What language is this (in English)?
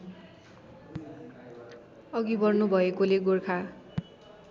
Nepali